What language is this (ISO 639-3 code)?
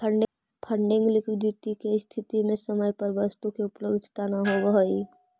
mag